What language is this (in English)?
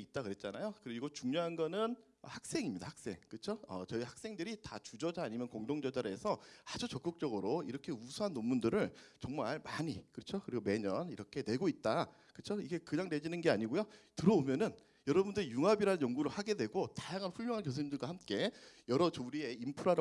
Korean